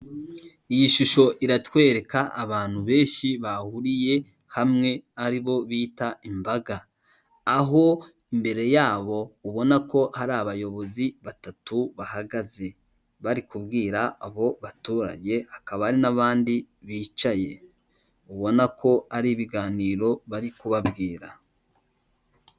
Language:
Kinyarwanda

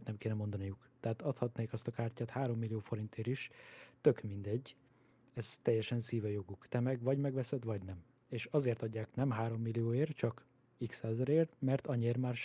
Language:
Hungarian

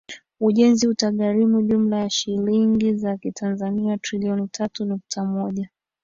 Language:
Swahili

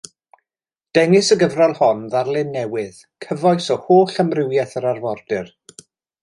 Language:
Welsh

